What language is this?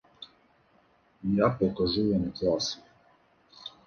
Ukrainian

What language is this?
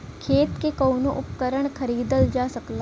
Bhojpuri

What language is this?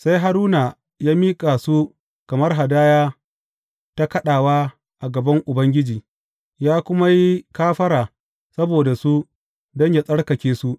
Hausa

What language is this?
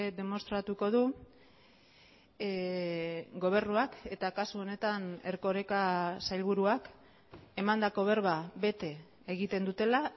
Basque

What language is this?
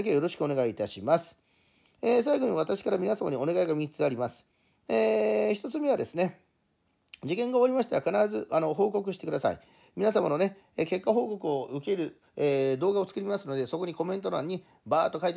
Japanese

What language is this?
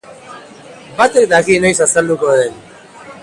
Basque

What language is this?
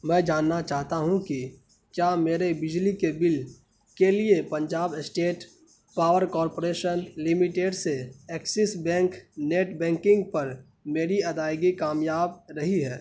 Urdu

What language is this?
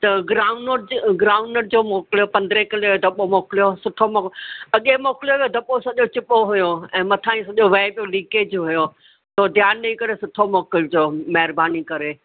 Sindhi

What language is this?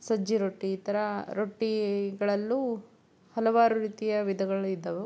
Kannada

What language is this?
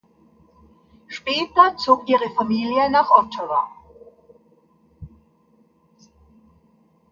German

